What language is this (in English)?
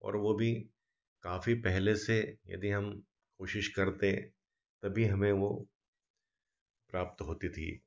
Hindi